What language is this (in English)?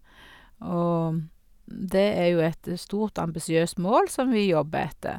Norwegian